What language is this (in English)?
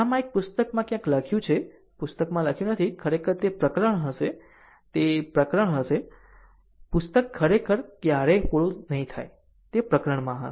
Gujarati